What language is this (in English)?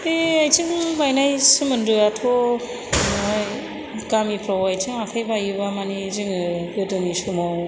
Bodo